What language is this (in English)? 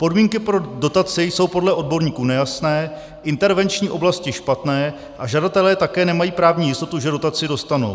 Czech